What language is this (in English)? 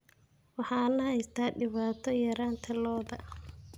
Somali